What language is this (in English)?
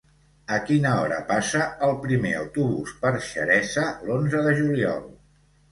Catalan